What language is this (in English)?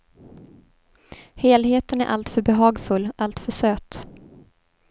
Swedish